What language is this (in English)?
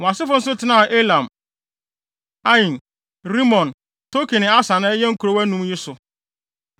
Akan